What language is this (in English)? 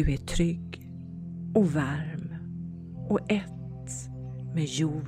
Swedish